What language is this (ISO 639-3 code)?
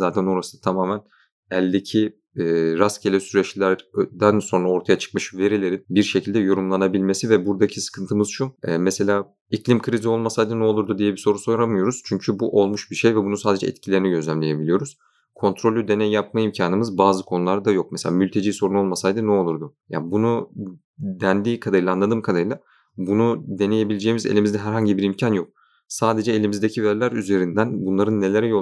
tur